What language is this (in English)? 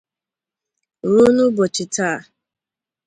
Igbo